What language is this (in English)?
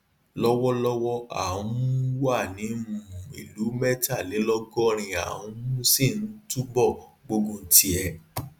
Yoruba